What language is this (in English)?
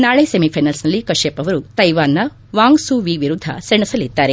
Kannada